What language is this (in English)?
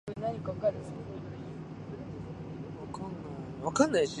Japanese